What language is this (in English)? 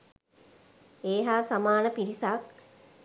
Sinhala